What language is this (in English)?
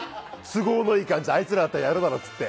Japanese